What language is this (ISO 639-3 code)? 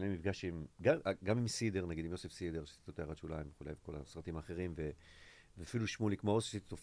heb